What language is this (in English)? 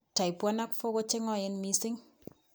Kalenjin